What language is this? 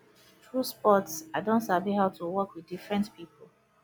Nigerian Pidgin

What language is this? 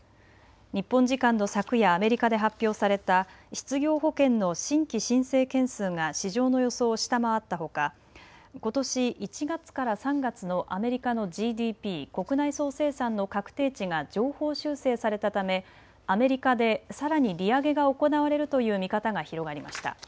Japanese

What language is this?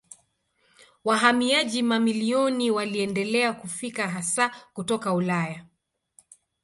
Swahili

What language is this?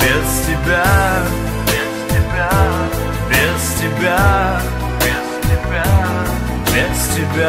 Russian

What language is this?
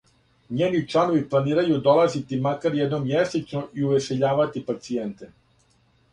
Serbian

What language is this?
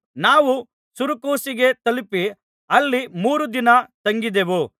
Kannada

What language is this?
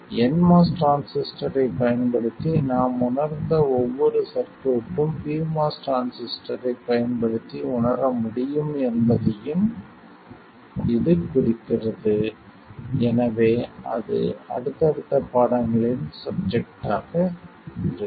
Tamil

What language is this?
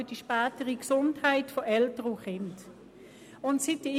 Swiss German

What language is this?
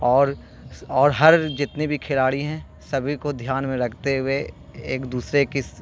Urdu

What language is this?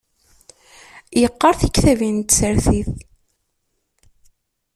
Kabyle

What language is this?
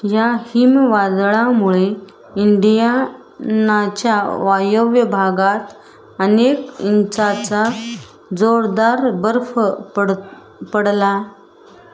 Marathi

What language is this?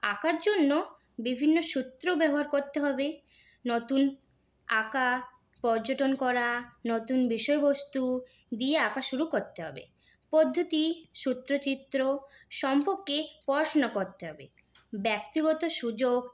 Bangla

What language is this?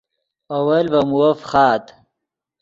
Yidgha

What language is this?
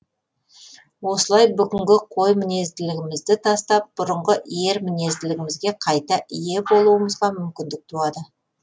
Kazakh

